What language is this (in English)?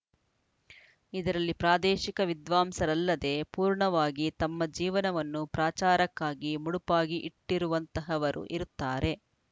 Kannada